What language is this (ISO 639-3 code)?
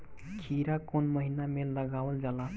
bho